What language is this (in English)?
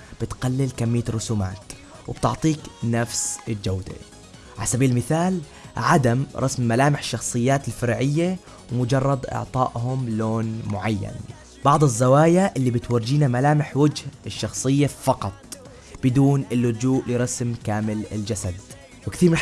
Arabic